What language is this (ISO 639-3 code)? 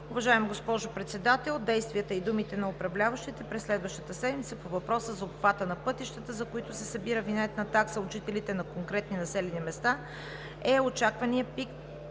bul